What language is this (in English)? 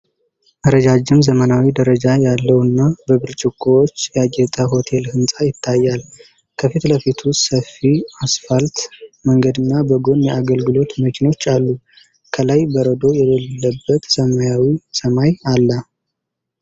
Amharic